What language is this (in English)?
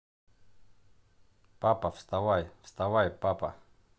Russian